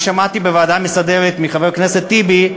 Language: Hebrew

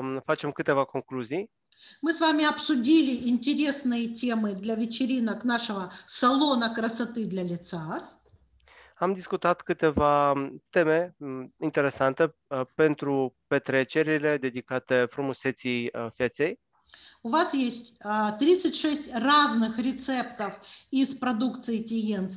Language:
Romanian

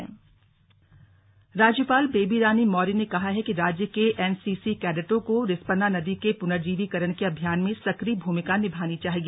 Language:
Hindi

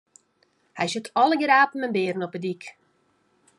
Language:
Western Frisian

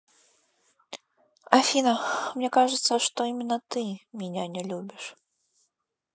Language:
Russian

